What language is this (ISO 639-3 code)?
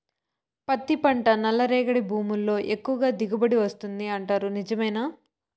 tel